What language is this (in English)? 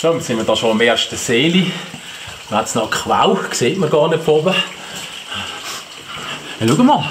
German